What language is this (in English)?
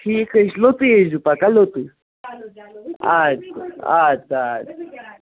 Kashmiri